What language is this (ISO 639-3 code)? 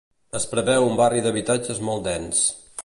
cat